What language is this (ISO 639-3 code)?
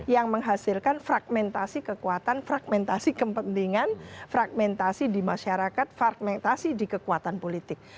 ind